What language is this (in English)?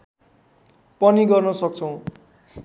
Nepali